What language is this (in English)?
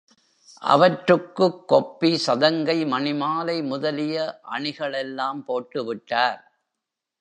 Tamil